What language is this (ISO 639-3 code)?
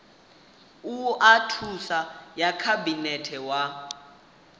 ven